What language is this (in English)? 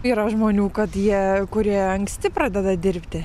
Lithuanian